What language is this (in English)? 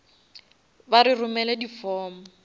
Northern Sotho